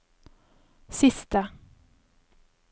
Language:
Norwegian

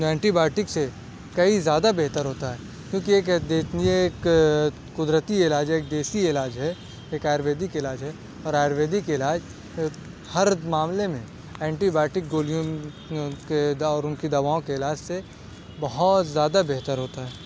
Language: Urdu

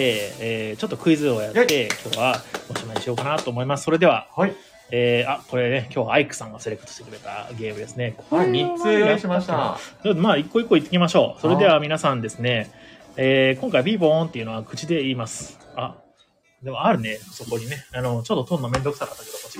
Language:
Japanese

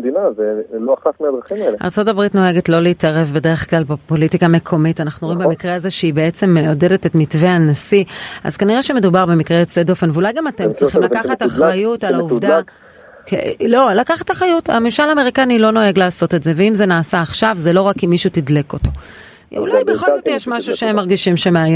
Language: Hebrew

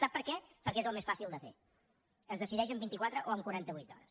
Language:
Catalan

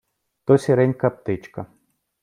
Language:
Ukrainian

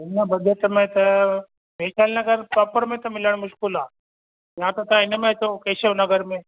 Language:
Sindhi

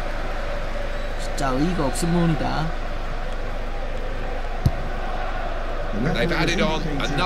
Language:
Korean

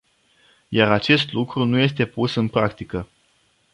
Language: Romanian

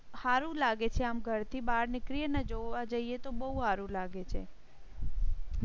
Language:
Gujarati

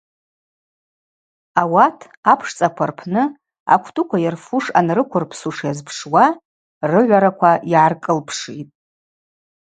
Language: Abaza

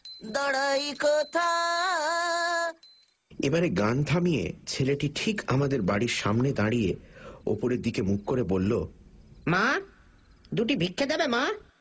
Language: Bangla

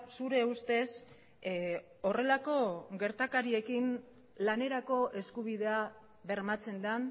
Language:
Basque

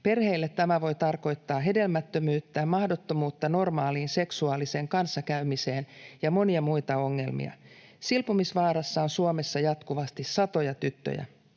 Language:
Finnish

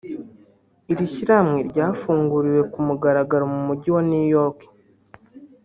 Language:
Kinyarwanda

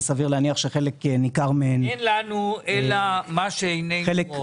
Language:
Hebrew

